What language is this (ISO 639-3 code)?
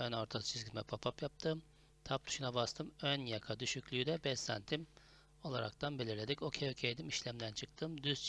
tur